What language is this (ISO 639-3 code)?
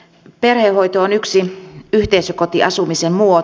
fin